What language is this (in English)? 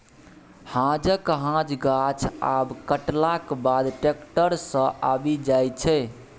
Maithili